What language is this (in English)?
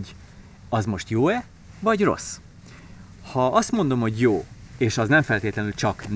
Hungarian